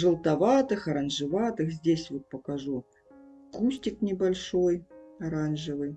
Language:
Russian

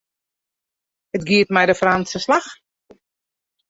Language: Western Frisian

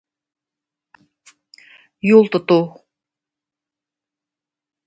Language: Tatar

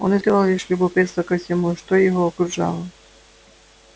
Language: Russian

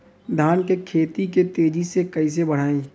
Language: Bhojpuri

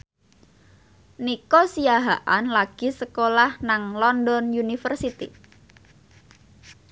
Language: Javanese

